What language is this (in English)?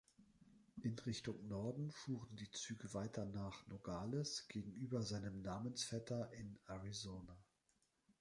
German